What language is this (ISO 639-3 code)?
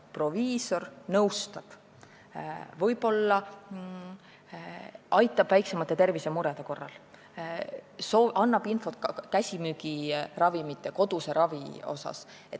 est